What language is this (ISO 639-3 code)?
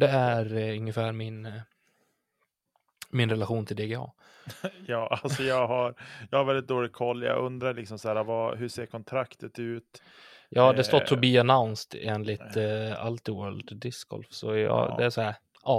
swe